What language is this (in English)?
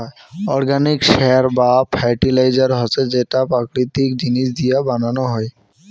Bangla